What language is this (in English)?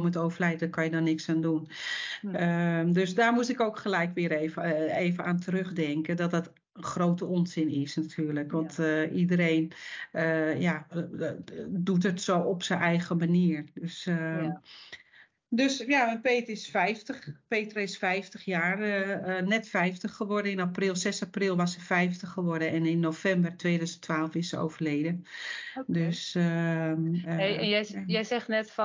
Dutch